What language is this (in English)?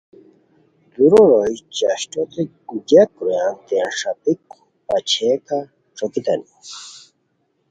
Khowar